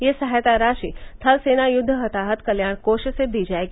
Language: Hindi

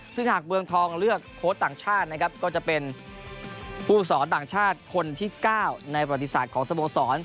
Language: Thai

